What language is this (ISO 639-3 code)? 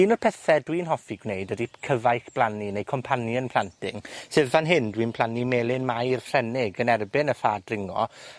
cym